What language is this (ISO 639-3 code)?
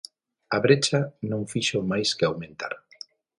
glg